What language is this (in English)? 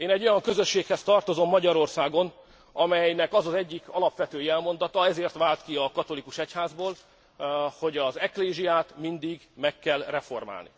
Hungarian